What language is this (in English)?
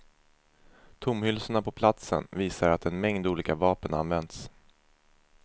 Swedish